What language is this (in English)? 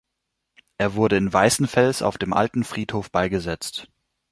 German